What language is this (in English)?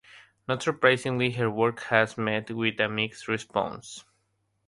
English